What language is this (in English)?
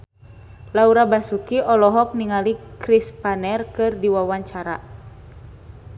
Sundanese